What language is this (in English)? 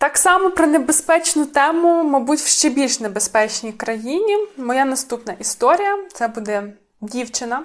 Ukrainian